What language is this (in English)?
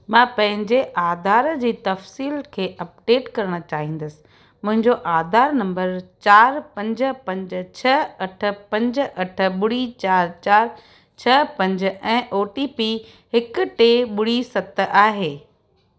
Sindhi